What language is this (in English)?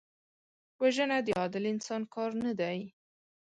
Pashto